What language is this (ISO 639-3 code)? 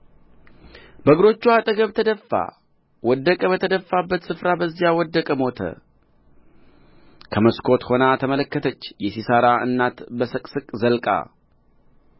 amh